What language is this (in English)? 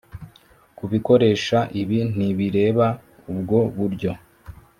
Kinyarwanda